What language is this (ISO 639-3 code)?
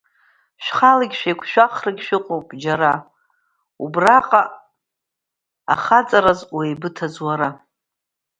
abk